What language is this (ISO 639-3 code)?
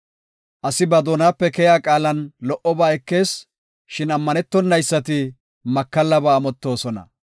gof